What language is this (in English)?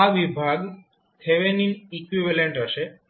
Gujarati